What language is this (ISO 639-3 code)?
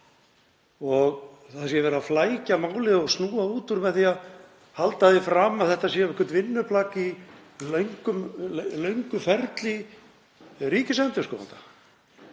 isl